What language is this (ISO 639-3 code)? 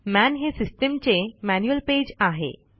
mar